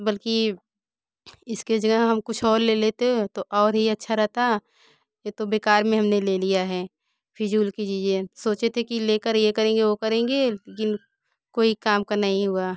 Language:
Hindi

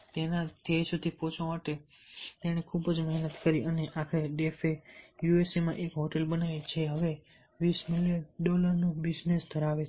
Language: Gujarati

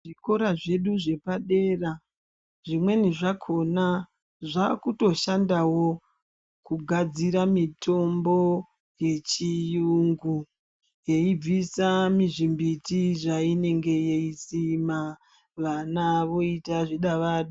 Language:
Ndau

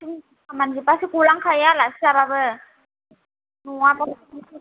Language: Bodo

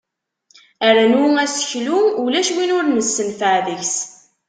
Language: Kabyle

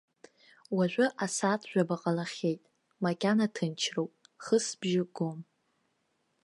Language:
Abkhazian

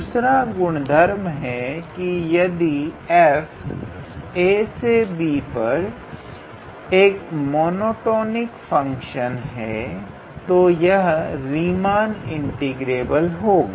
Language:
Hindi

